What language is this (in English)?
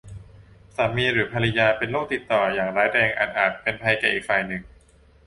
Thai